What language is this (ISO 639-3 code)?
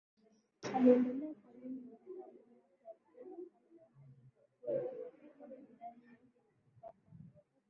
swa